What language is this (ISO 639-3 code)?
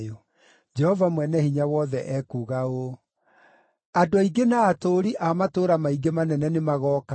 kik